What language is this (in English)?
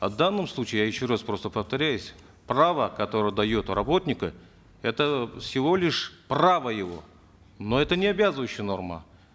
Kazakh